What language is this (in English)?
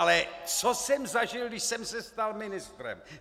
Czech